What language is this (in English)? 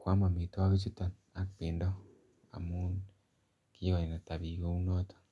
Kalenjin